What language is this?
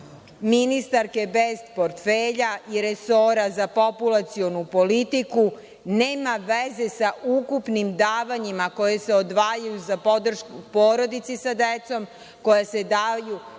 Serbian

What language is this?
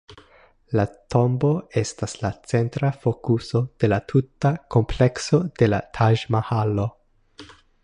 Esperanto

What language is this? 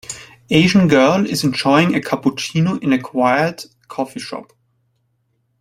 English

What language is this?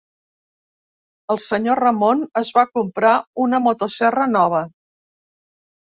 Catalan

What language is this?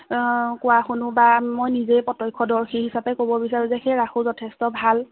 Assamese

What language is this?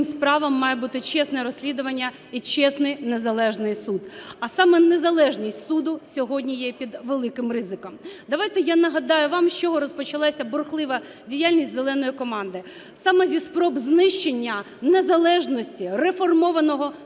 Ukrainian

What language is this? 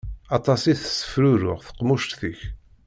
Kabyle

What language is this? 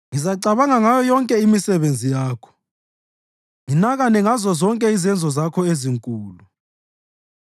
North Ndebele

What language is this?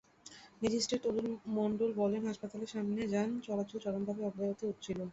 Bangla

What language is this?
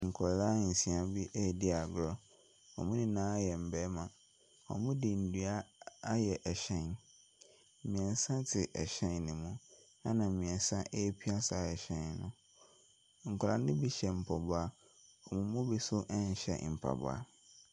Akan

